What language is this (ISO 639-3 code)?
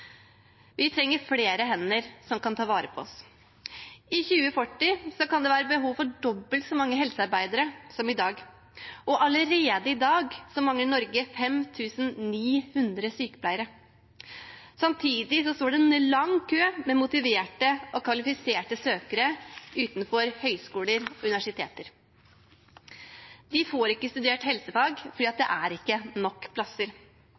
nob